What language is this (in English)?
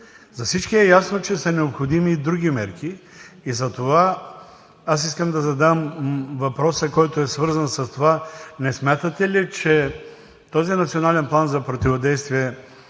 Bulgarian